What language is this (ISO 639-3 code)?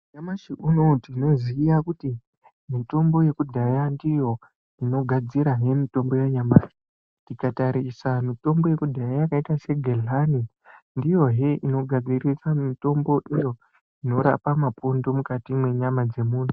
ndc